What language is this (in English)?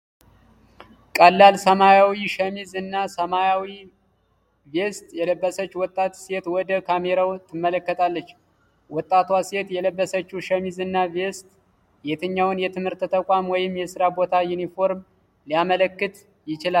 Amharic